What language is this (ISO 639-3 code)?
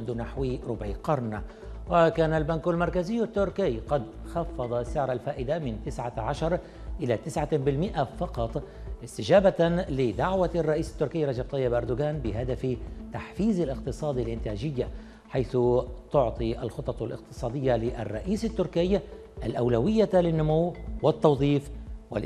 ara